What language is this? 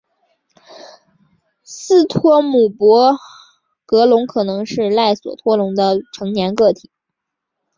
Chinese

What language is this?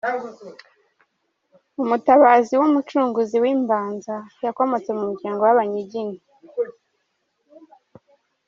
Kinyarwanda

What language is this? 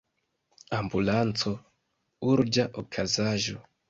Esperanto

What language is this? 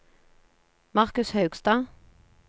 Norwegian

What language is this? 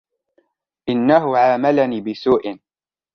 Arabic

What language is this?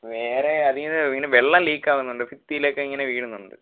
Malayalam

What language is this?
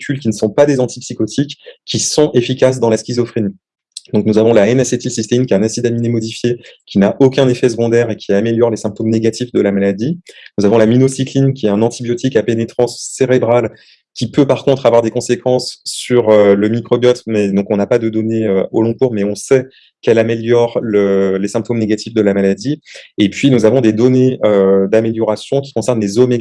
French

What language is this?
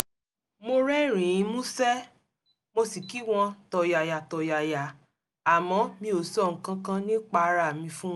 Yoruba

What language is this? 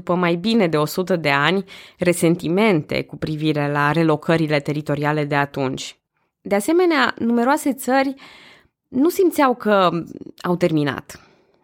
Romanian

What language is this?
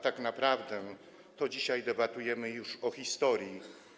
Polish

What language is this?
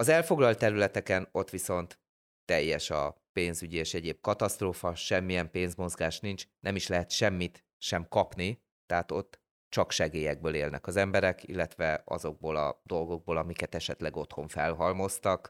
Hungarian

